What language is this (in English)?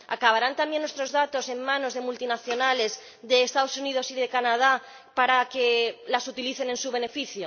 Spanish